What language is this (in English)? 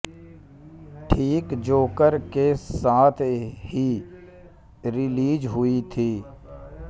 Hindi